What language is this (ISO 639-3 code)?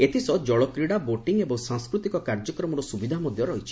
ori